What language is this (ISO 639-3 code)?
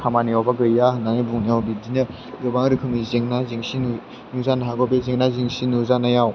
brx